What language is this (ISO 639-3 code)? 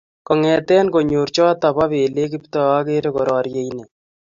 kln